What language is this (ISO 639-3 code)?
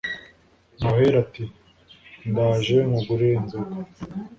kin